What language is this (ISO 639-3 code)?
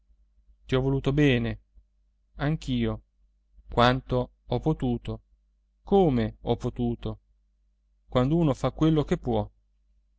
ita